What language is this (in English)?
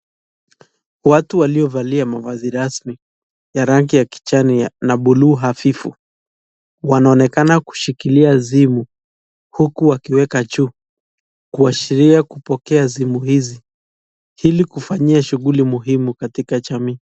Swahili